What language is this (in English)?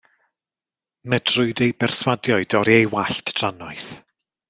Welsh